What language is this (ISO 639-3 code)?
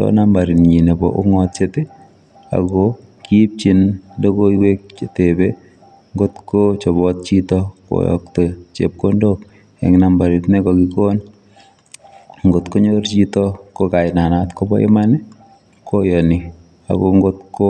kln